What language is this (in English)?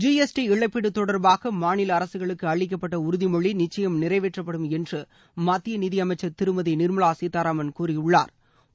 Tamil